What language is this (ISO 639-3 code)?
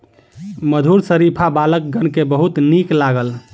mai